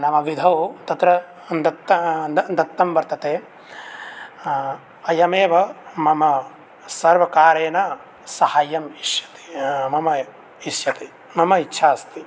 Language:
Sanskrit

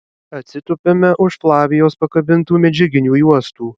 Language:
Lithuanian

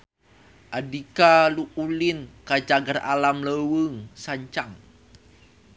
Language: Sundanese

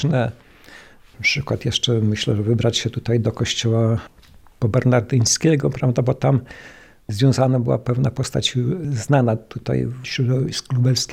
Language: Polish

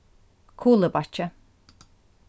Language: Faroese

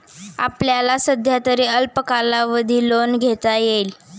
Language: Marathi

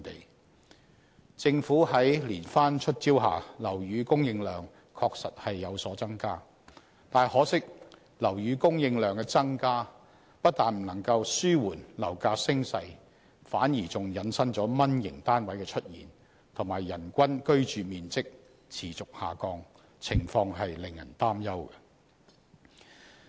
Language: Cantonese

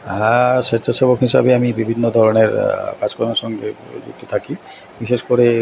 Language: Bangla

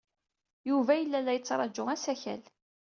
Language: Kabyle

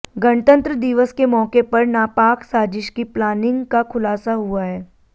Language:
Hindi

